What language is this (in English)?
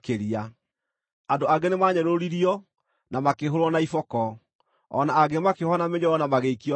Kikuyu